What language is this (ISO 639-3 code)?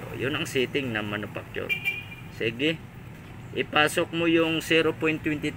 fil